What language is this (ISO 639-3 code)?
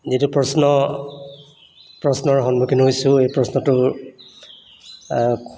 asm